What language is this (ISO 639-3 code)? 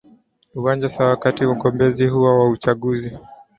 swa